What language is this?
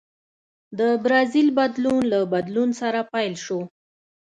Pashto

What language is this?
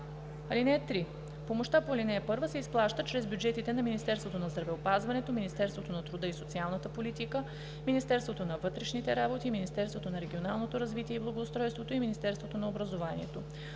Bulgarian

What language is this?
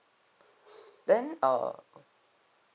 English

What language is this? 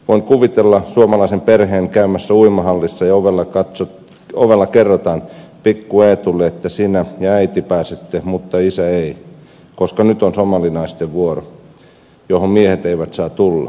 Finnish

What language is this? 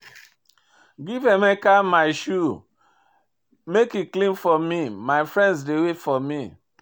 Nigerian Pidgin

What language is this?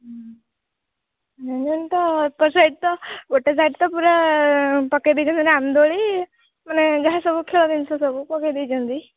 Odia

